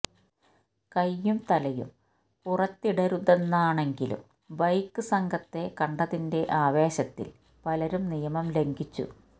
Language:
Malayalam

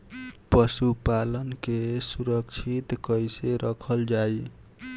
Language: Bhojpuri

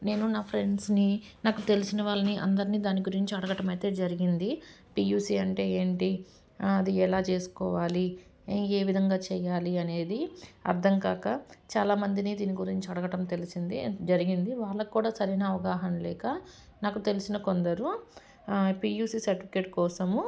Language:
Telugu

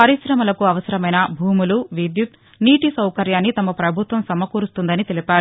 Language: Telugu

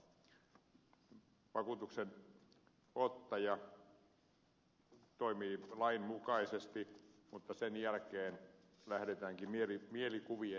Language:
Finnish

